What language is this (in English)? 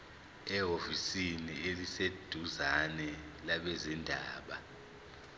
Zulu